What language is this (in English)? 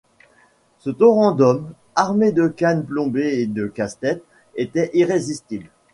French